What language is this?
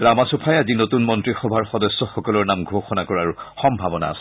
Assamese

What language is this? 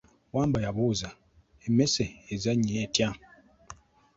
Ganda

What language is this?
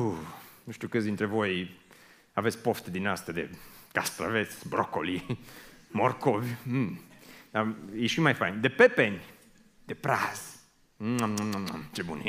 Romanian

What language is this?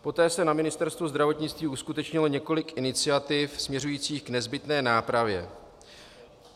Czech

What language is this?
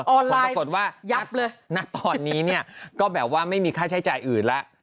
Thai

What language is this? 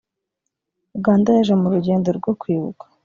Kinyarwanda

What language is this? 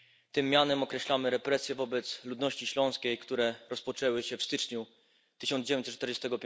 Polish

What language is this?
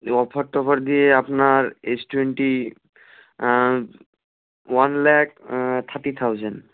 Bangla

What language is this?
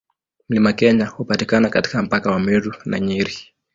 Swahili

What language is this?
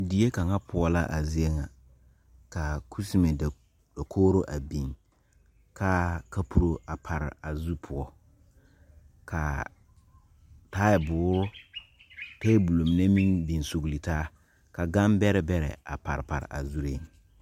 Southern Dagaare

